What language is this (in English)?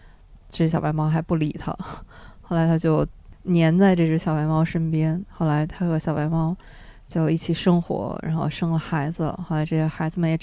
Chinese